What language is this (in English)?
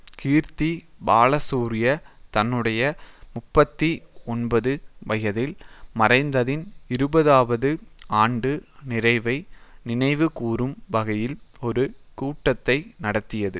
Tamil